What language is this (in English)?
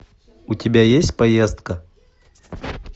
Russian